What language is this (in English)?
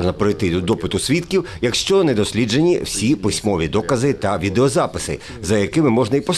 Ukrainian